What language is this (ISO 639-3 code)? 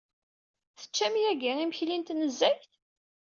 kab